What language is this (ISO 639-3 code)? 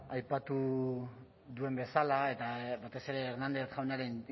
eus